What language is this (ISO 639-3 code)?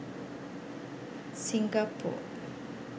sin